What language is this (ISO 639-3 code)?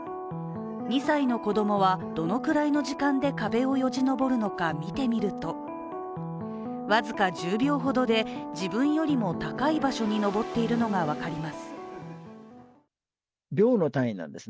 jpn